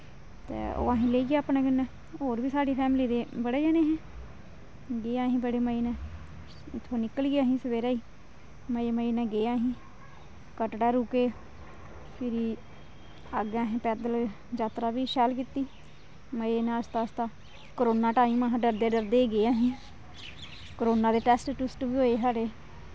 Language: Dogri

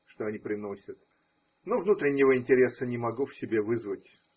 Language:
Russian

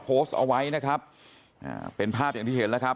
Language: Thai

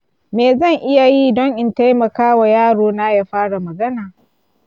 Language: Hausa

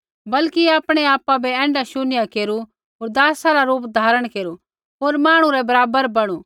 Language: Kullu Pahari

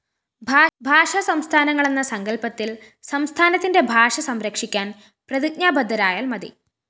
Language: Malayalam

